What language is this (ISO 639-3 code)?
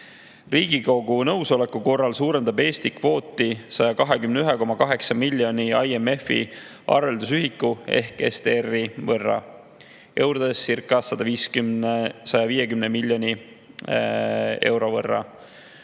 est